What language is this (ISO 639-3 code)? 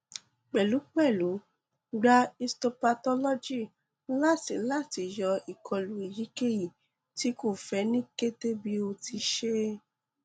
yor